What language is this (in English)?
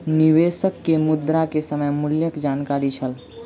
Maithili